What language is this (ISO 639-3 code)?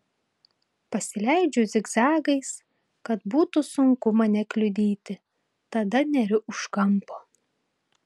lit